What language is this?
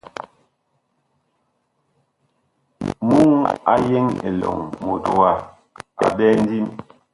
Bakoko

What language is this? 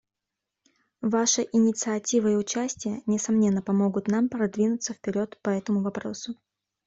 Russian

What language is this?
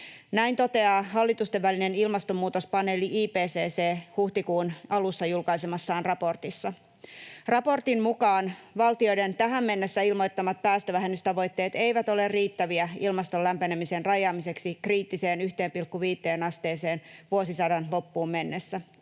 Finnish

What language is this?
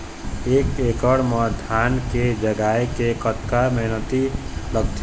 Chhattisgarhi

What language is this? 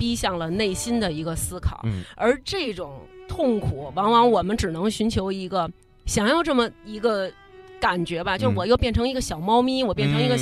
Chinese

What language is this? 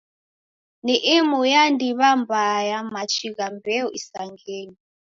Taita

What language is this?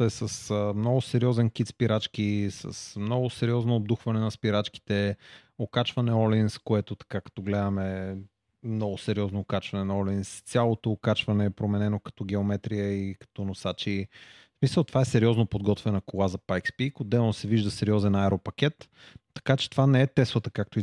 Bulgarian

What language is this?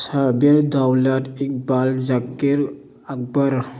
Manipuri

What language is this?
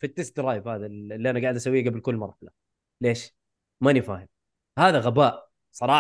Arabic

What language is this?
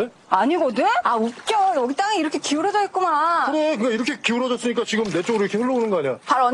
Korean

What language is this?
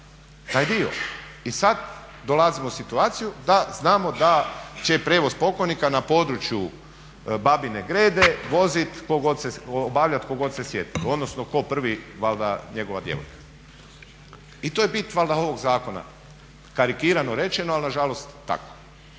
Croatian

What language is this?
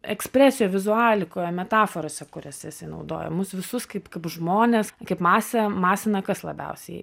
Lithuanian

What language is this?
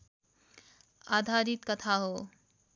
Nepali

